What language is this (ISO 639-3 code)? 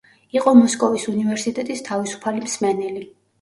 kat